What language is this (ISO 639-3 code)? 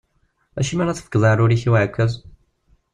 kab